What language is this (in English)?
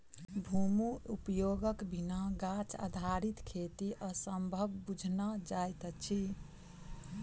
Maithili